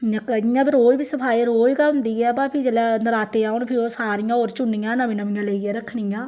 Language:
Dogri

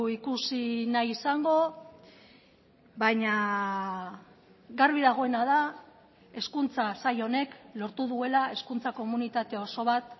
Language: Basque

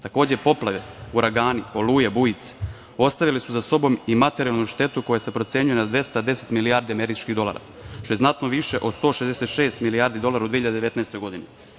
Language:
Serbian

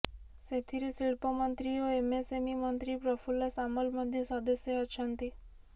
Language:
Odia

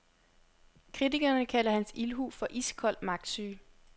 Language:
Danish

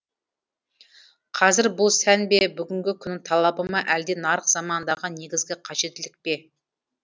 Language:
Kazakh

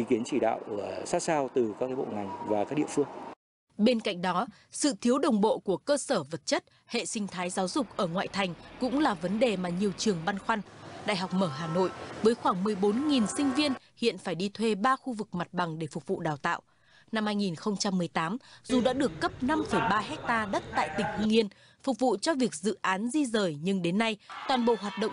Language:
Vietnamese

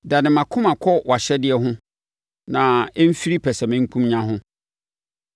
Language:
Akan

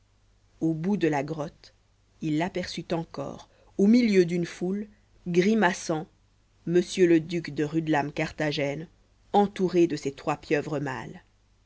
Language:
French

